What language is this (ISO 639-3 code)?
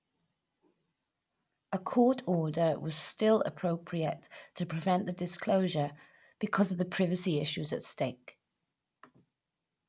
eng